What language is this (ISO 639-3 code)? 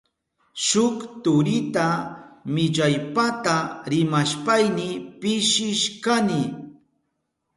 qup